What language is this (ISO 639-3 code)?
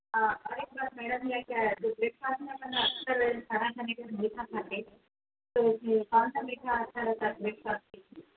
urd